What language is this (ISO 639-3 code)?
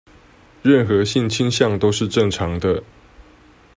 zho